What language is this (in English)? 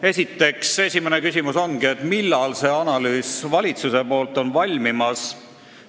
Estonian